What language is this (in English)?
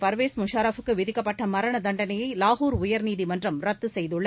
Tamil